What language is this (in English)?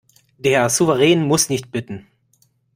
German